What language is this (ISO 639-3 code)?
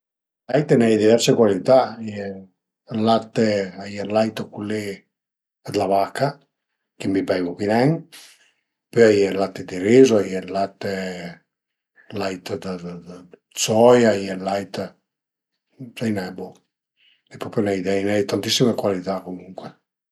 pms